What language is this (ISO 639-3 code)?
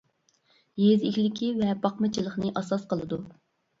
uig